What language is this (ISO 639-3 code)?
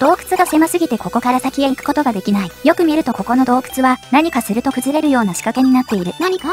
jpn